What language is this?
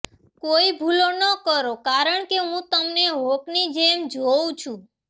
Gujarati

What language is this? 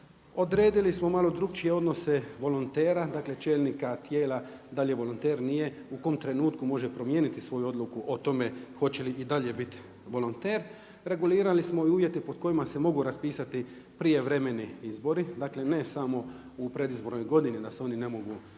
Croatian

